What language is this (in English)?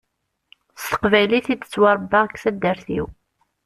Kabyle